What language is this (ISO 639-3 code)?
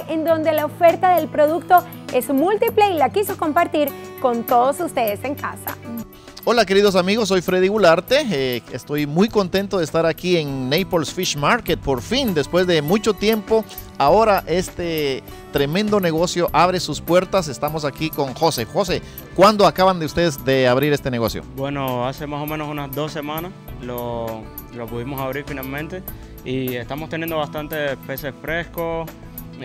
spa